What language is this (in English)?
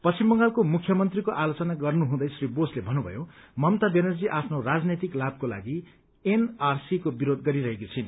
Nepali